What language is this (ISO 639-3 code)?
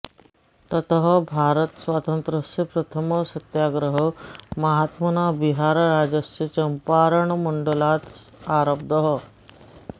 san